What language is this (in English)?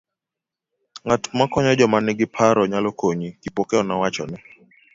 Luo (Kenya and Tanzania)